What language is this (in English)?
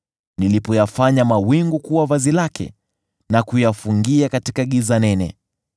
Swahili